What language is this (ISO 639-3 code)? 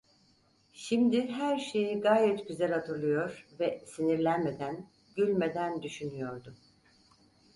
tur